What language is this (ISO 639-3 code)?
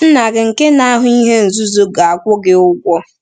ibo